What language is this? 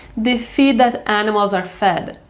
English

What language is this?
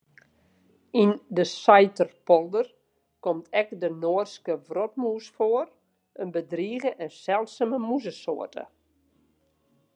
Western Frisian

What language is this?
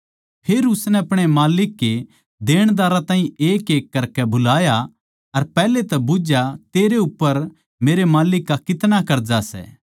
Haryanvi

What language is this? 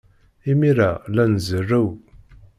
Kabyle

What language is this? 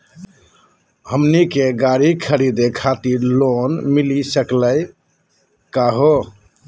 Magahi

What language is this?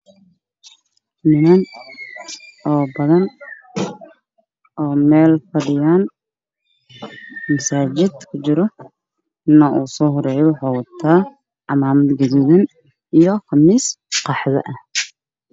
Somali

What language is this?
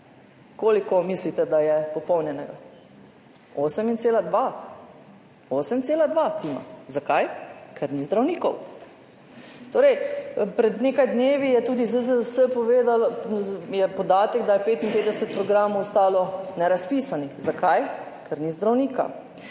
Slovenian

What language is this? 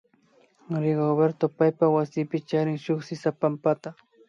Imbabura Highland Quichua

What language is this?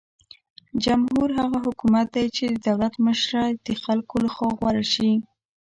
Pashto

